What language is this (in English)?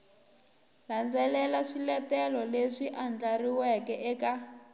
Tsonga